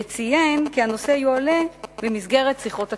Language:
Hebrew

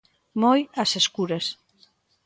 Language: Galician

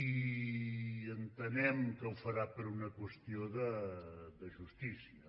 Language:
Catalan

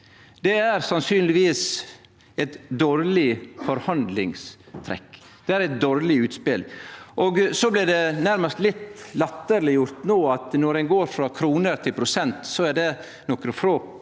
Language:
Norwegian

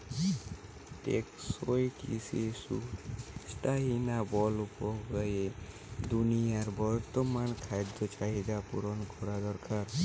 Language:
Bangla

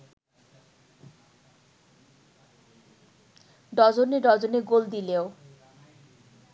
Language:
Bangla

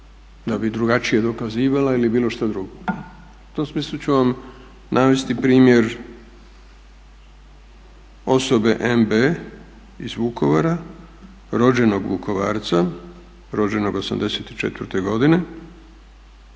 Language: Croatian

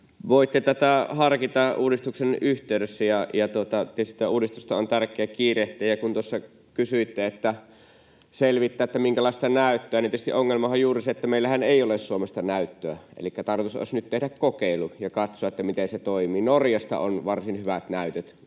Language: Finnish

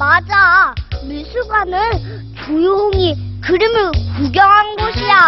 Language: Korean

